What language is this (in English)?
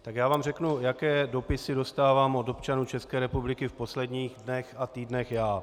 Czech